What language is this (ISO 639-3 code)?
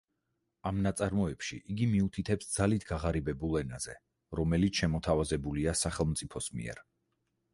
kat